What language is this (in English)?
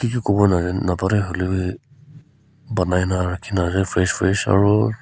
Naga Pidgin